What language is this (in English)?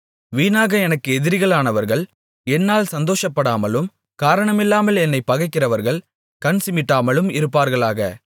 Tamil